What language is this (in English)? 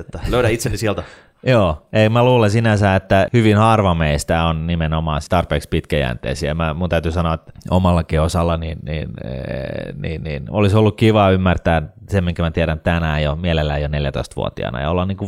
Finnish